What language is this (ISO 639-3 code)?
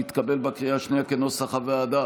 heb